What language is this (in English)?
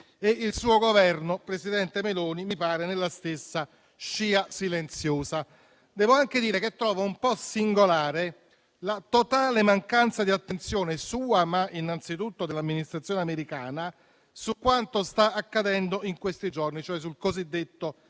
Italian